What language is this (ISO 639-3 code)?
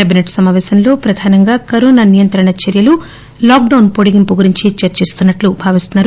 tel